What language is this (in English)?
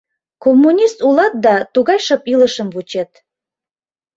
Mari